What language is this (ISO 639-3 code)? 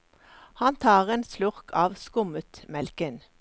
nor